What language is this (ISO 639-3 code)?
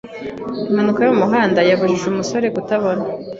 kin